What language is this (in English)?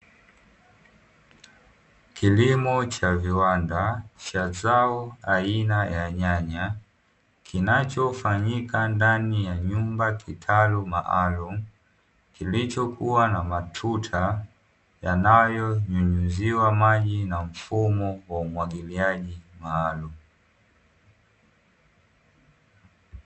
Swahili